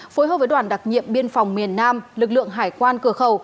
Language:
Vietnamese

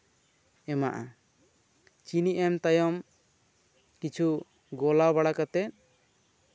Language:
Santali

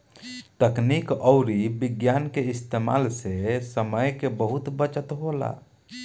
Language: Bhojpuri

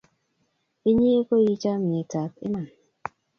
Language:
Kalenjin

